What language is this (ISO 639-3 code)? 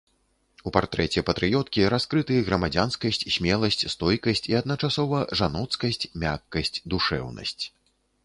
bel